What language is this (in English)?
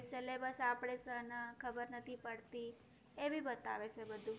Gujarati